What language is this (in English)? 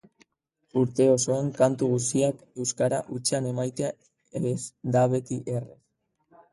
Basque